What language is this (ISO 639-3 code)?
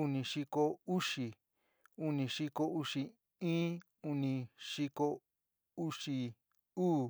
mig